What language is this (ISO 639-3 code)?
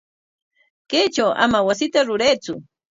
qwa